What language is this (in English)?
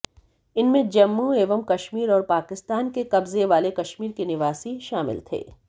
Hindi